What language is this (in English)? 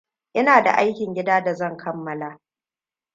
Hausa